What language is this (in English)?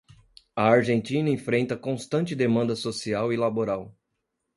Portuguese